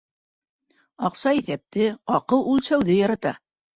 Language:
Bashkir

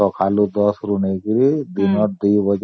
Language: Odia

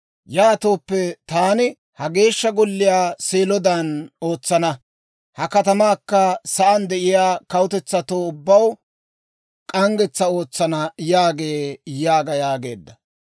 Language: Dawro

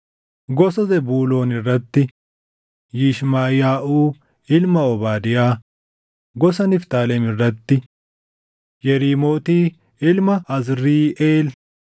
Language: Oromo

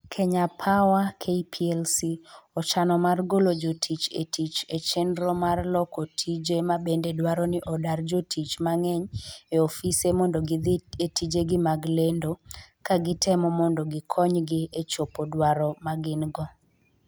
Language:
Luo (Kenya and Tanzania)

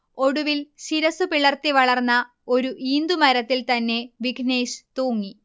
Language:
Malayalam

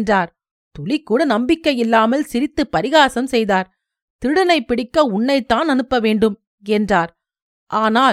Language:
Tamil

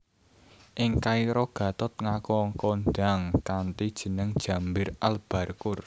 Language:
Javanese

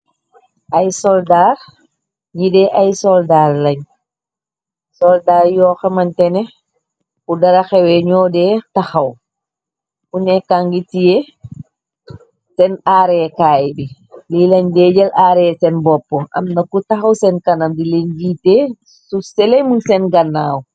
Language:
Wolof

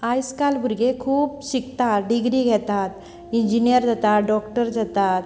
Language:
Konkani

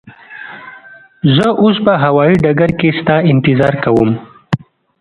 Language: Pashto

